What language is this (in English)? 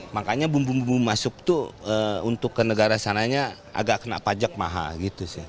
Indonesian